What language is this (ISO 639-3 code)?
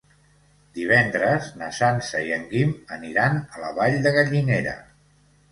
cat